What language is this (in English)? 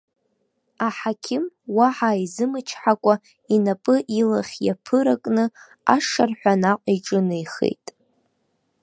Abkhazian